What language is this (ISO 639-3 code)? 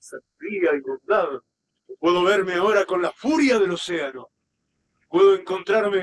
spa